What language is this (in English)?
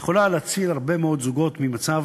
Hebrew